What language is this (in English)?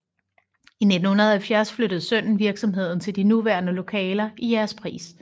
Danish